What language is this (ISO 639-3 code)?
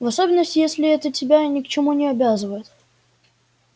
rus